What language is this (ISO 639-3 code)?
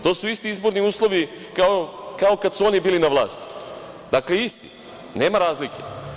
srp